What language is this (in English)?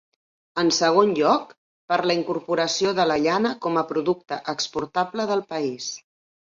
Catalan